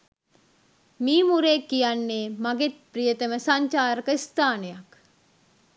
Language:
Sinhala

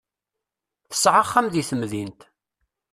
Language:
Kabyle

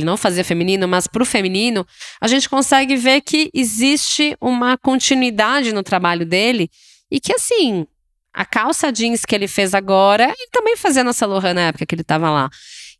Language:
Portuguese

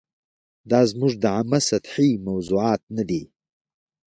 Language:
Pashto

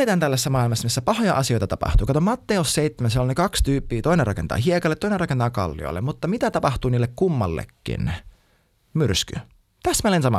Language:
Finnish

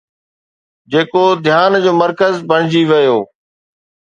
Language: Sindhi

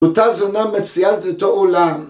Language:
Hebrew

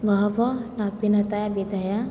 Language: Sanskrit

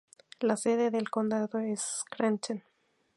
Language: Spanish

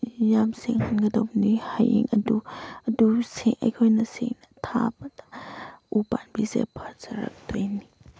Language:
Manipuri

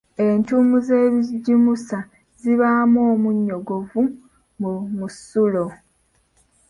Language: Ganda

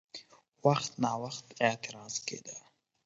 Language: Pashto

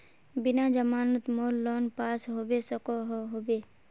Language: Magahi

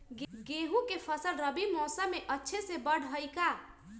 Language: Magahi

